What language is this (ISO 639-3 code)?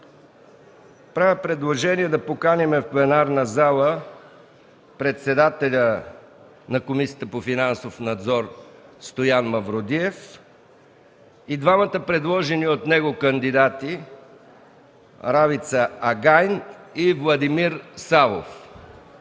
bul